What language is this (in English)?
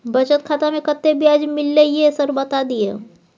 Maithili